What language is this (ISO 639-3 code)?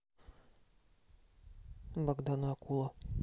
rus